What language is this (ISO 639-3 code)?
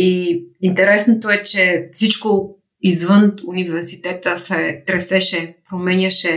bul